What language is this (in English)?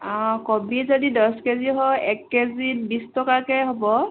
Assamese